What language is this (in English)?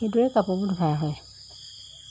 Assamese